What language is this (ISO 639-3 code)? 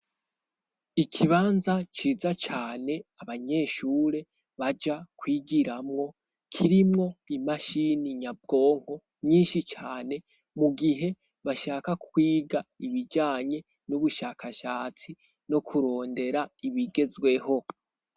run